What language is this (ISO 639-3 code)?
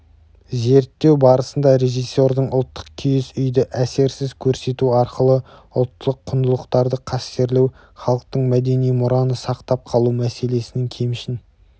kaz